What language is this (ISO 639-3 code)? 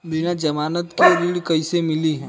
bho